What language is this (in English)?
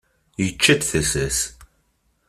Kabyle